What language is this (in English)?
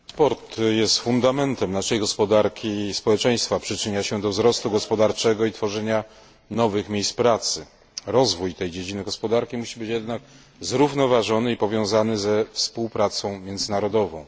Polish